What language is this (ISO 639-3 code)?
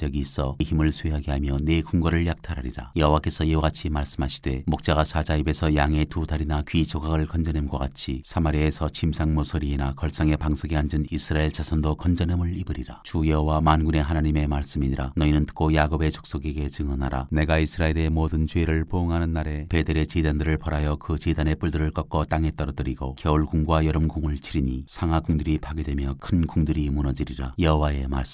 kor